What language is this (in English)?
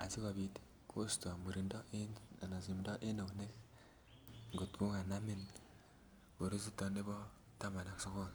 Kalenjin